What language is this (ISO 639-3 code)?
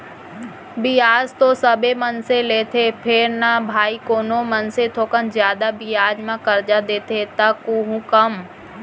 hne